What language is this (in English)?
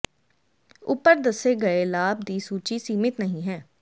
Punjabi